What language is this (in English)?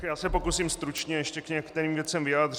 Czech